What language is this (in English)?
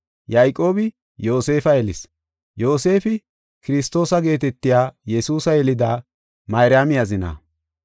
Gofa